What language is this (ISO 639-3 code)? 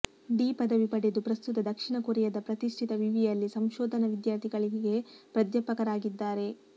kan